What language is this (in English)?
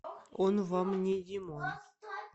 Russian